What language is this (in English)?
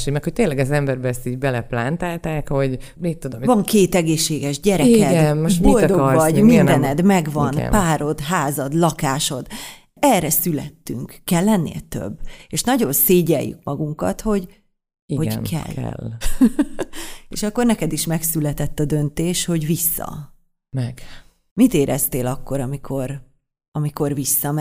Hungarian